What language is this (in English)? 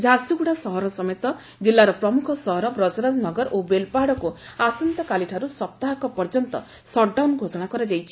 Odia